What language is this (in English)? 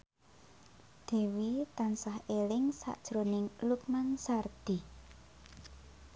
Javanese